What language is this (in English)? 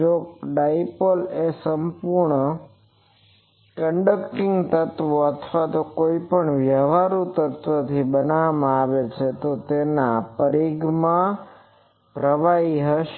Gujarati